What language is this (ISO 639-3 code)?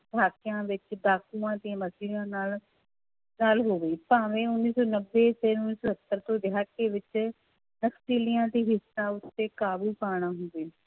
pan